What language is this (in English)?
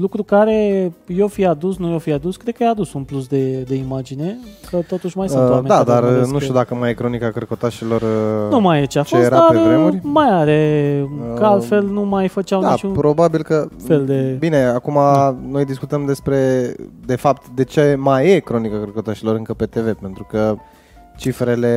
Romanian